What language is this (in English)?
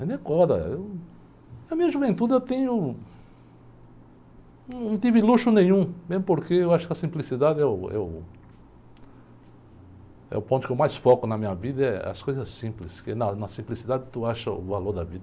Portuguese